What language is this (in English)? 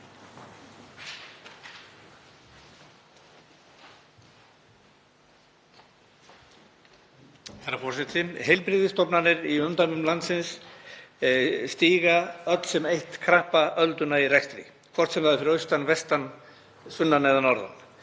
Icelandic